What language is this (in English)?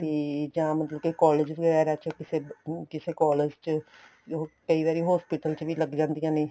Punjabi